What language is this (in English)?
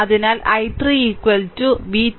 Malayalam